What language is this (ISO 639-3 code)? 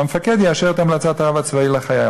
heb